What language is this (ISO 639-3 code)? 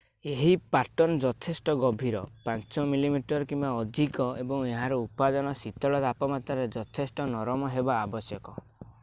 ori